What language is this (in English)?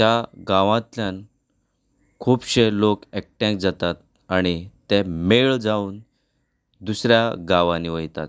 Konkani